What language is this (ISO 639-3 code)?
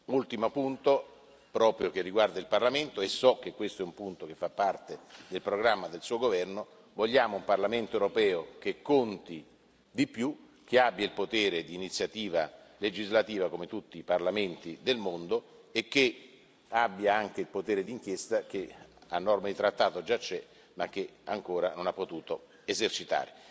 ita